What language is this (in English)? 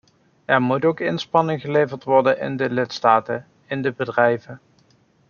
Dutch